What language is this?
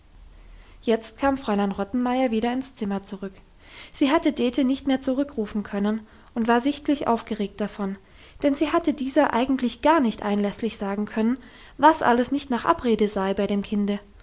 German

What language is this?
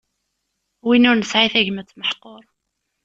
Kabyle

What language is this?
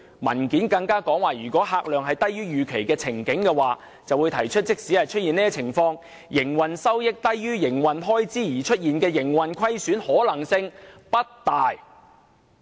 Cantonese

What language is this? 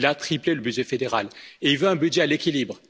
French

